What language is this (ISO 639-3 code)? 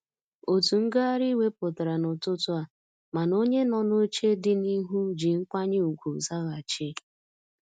ibo